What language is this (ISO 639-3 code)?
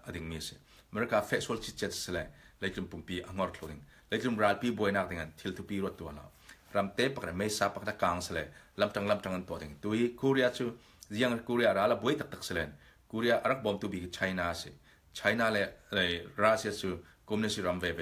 ind